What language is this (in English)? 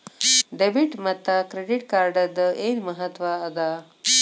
Kannada